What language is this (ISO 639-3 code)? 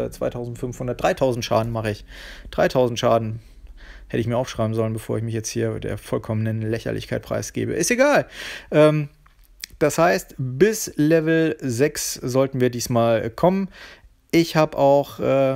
deu